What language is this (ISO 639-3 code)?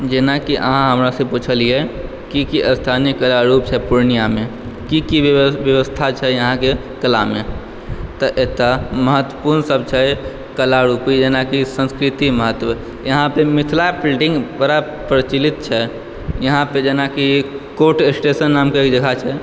mai